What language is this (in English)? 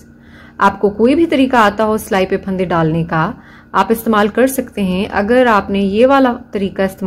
Hindi